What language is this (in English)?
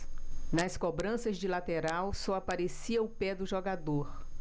Portuguese